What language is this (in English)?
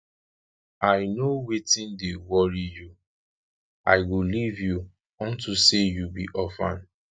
Nigerian Pidgin